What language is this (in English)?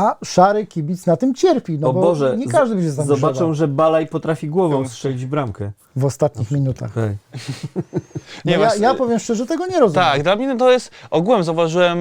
Polish